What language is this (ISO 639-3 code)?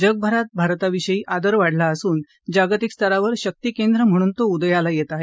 mar